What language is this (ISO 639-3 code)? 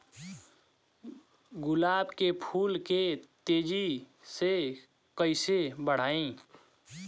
bho